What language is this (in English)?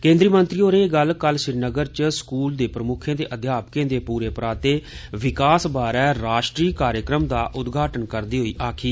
Dogri